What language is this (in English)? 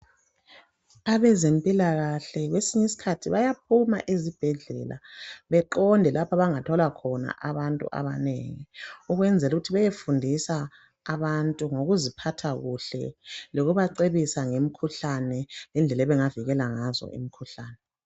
North Ndebele